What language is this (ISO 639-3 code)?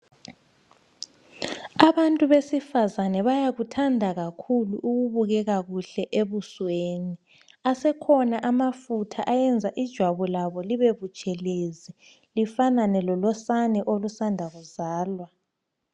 nde